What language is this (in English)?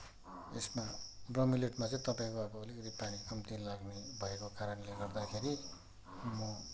Nepali